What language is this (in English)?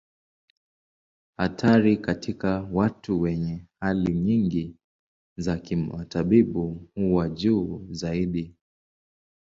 Swahili